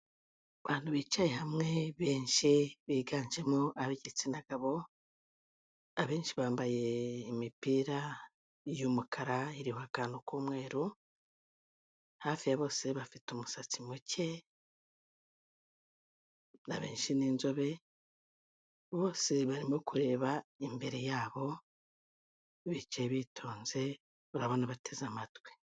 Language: Kinyarwanda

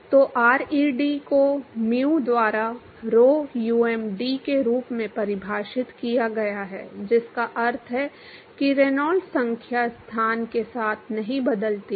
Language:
Hindi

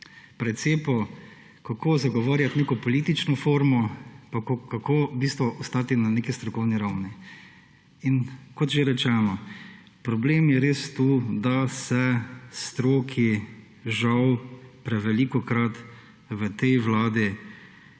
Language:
Slovenian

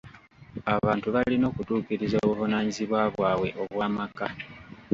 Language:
Ganda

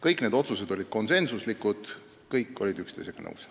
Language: Estonian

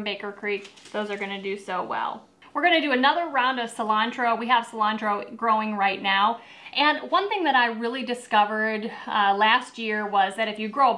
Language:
English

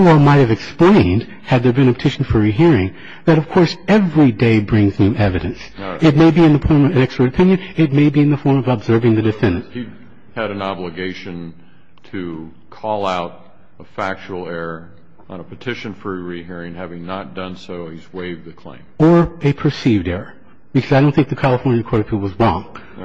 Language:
English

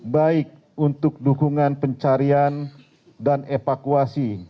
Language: Indonesian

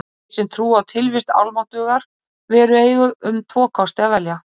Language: Icelandic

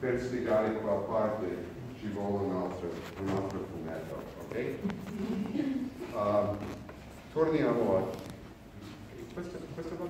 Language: Italian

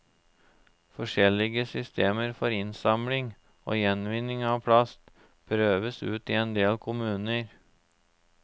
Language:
Norwegian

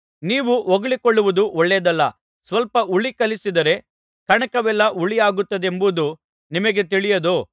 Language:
Kannada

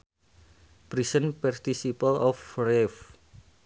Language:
Sundanese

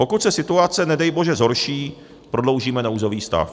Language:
Czech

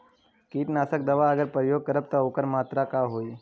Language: Bhojpuri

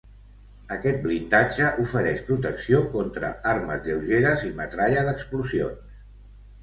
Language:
Catalan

